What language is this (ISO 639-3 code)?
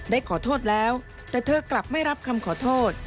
tha